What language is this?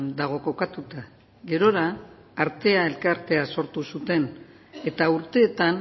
Basque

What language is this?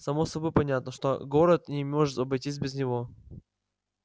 Russian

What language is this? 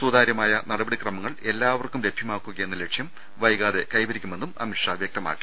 Malayalam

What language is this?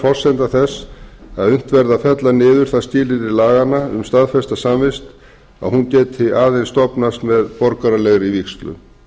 Icelandic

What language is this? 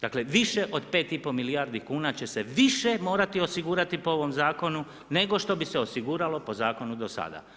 Croatian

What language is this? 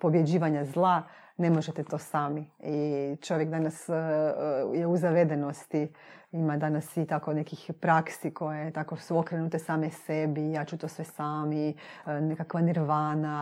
Croatian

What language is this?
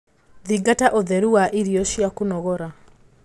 Kikuyu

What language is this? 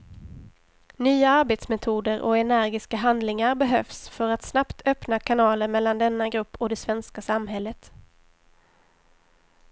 Swedish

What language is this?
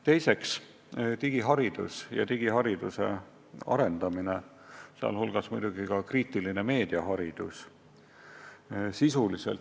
Estonian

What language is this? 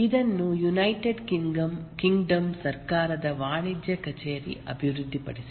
Kannada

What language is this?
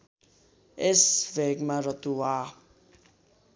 Nepali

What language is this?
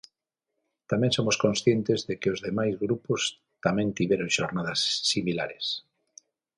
Galician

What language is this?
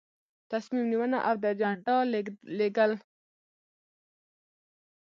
Pashto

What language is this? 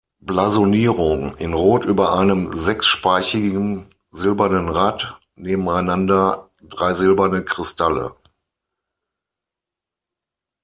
German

